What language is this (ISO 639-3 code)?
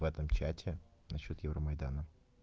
rus